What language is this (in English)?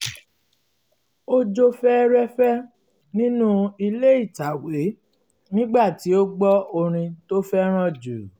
Yoruba